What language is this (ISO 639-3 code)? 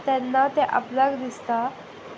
kok